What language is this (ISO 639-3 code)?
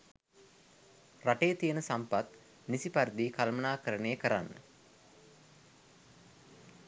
sin